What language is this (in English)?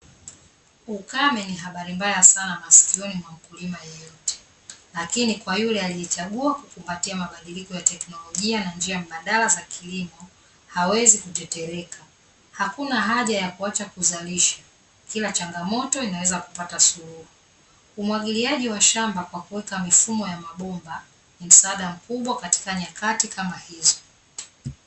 Swahili